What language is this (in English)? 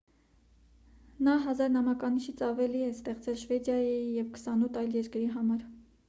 Armenian